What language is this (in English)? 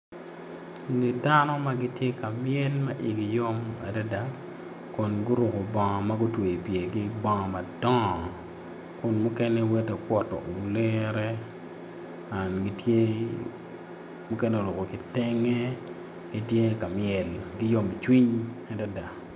Acoli